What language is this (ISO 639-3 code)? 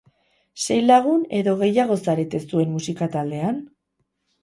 eus